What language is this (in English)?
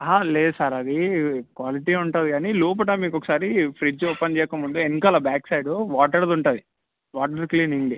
Telugu